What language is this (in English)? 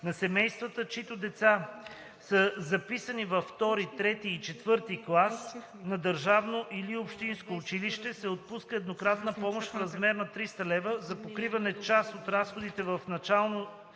Bulgarian